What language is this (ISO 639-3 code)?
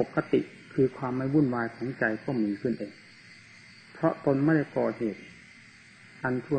tha